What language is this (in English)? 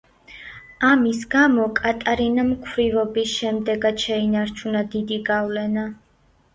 Georgian